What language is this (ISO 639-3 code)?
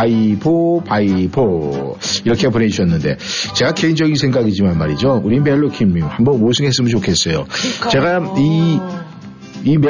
kor